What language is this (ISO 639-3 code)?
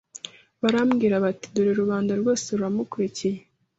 kin